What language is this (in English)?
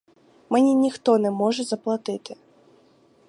Ukrainian